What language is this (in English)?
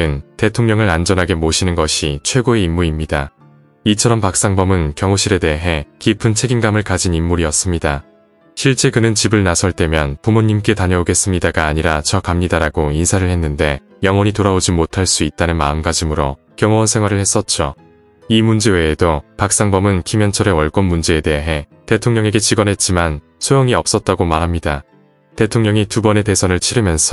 Korean